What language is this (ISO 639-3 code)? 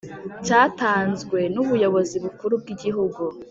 kin